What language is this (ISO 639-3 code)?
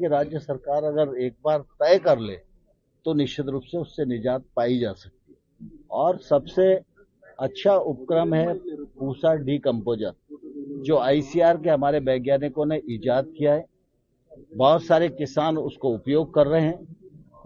hin